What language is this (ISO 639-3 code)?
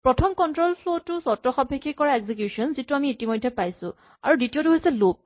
asm